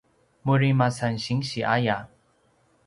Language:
Paiwan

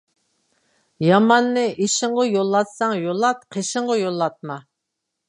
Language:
Uyghur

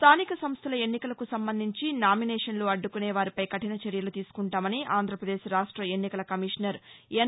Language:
Telugu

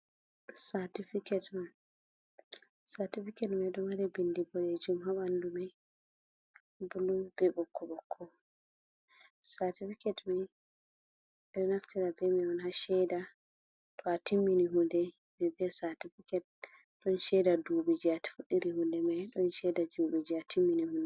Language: Fula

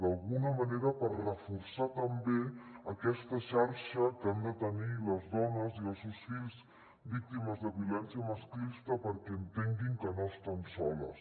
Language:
Catalan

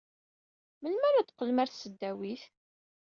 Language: Kabyle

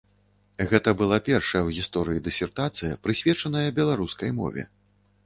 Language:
Belarusian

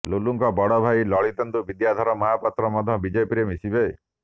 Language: Odia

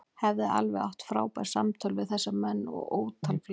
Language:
Icelandic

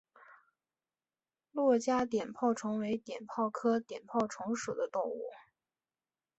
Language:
Chinese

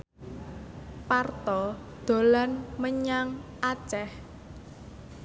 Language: Javanese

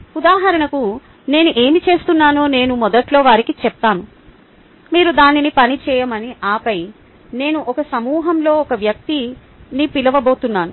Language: Telugu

